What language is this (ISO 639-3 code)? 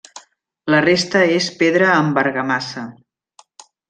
cat